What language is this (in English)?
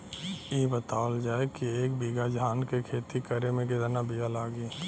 Bhojpuri